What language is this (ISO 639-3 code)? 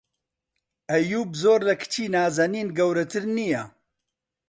ckb